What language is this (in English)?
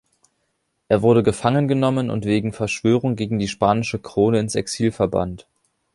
German